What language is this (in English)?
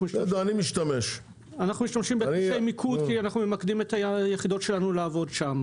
Hebrew